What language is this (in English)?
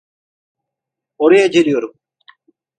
Turkish